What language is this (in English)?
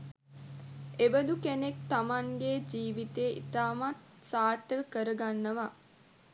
Sinhala